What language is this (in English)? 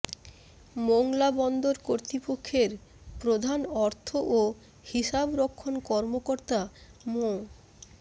Bangla